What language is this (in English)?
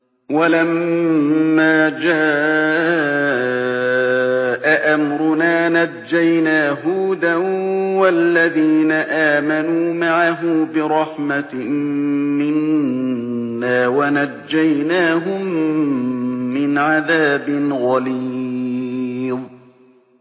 Arabic